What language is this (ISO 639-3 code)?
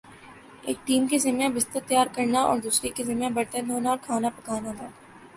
urd